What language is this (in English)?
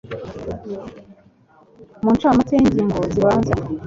Kinyarwanda